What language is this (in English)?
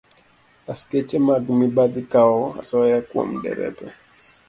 Luo (Kenya and Tanzania)